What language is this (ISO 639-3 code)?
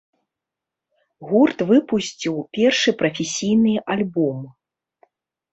bel